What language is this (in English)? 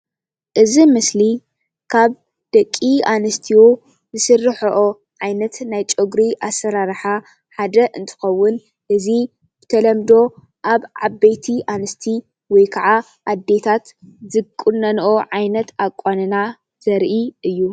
Tigrinya